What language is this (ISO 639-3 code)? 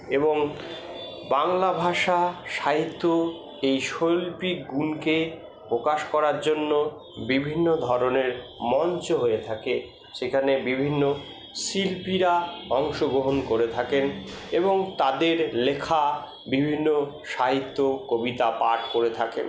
ben